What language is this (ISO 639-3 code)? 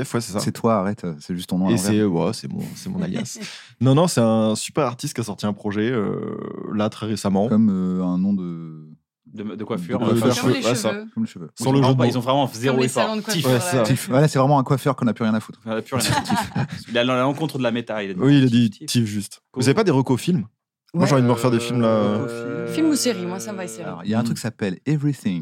fra